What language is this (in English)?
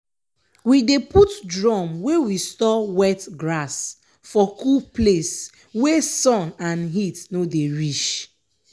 Nigerian Pidgin